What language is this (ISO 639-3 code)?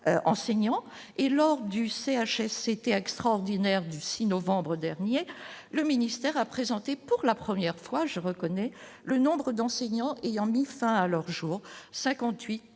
fra